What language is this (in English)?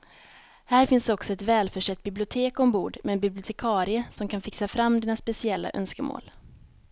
Swedish